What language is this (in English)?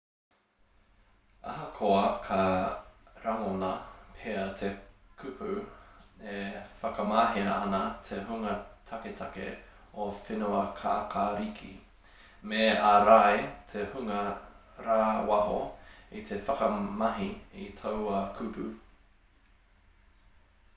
Māori